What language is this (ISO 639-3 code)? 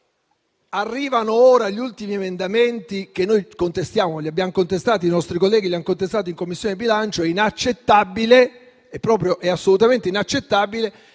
ita